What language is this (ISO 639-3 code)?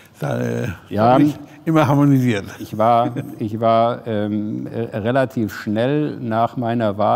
deu